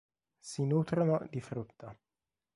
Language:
Italian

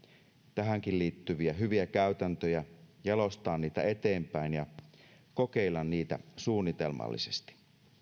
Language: Finnish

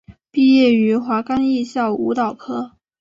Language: Chinese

